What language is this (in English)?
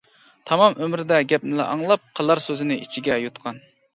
Uyghur